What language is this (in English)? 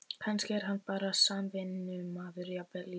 Icelandic